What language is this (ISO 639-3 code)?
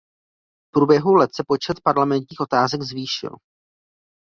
ces